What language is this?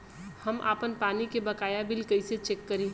Bhojpuri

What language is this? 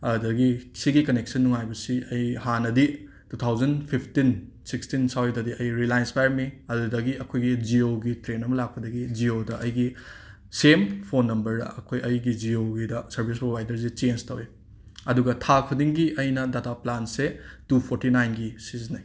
Manipuri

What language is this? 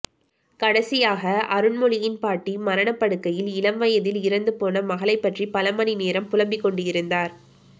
Tamil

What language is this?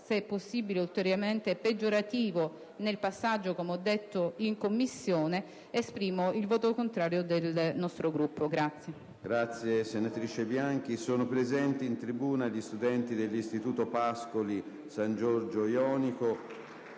Italian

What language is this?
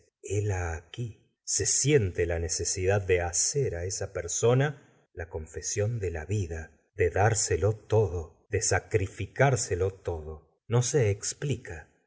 Spanish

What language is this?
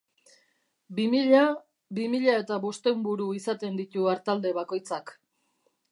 Basque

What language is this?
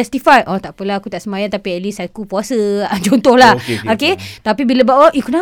Malay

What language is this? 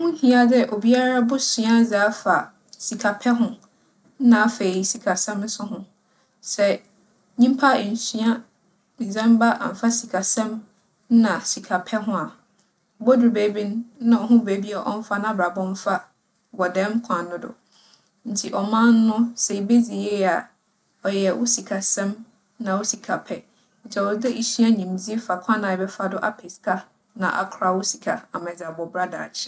Akan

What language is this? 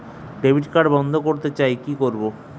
Bangla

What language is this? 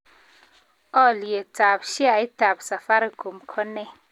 Kalenjin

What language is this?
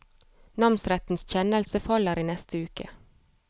Norwegian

